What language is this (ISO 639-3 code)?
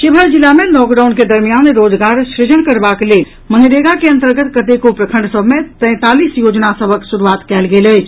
mai